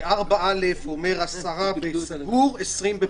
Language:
Hebrew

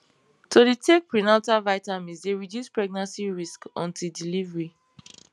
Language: Nigerian Pidgin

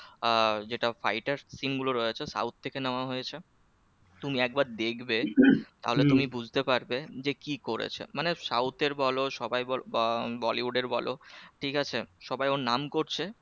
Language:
Bangla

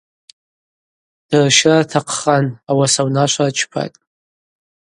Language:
Abaza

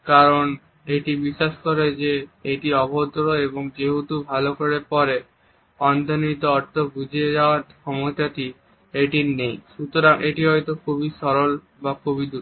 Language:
Bangla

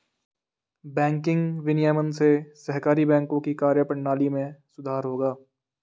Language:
Hindi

